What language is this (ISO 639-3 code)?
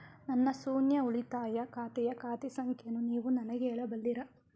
kan